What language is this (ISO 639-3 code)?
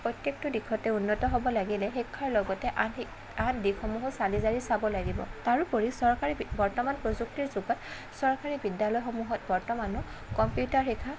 asm